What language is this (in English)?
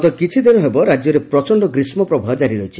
Odia